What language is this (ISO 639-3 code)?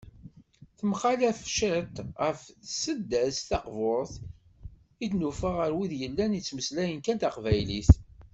kab